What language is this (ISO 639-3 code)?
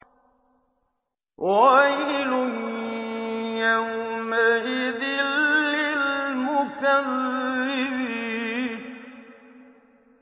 ara